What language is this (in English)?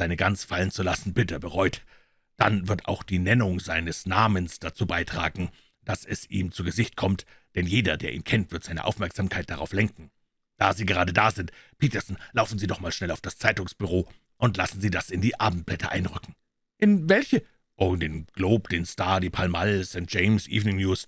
German